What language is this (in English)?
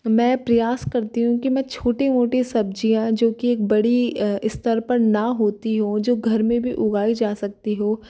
Hindi